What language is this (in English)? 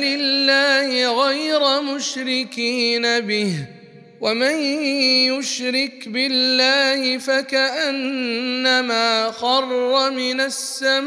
Arabic